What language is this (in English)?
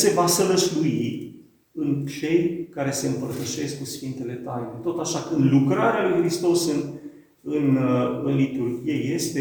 Romanian